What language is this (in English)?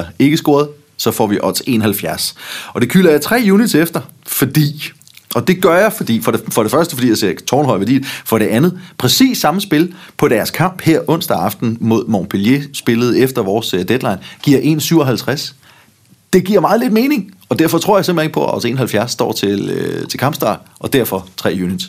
Danish